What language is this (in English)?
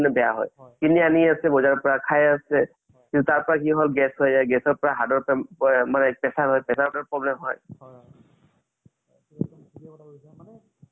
Assamese